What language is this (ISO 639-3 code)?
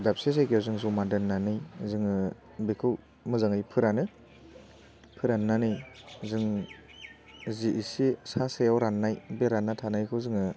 brx